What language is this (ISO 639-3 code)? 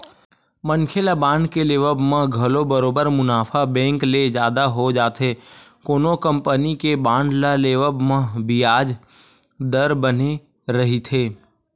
hne